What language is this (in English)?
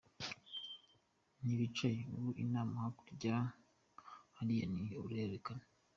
Kinyarwanda